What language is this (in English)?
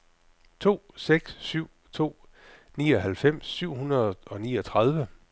Danish